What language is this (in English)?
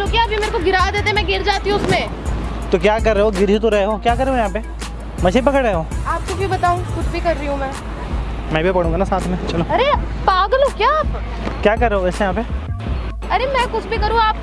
Hindi